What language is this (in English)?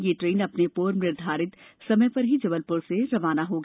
Hindi